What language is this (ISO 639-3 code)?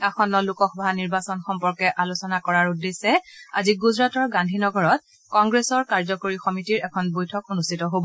asm